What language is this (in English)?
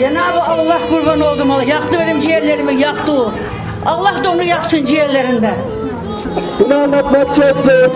Turkish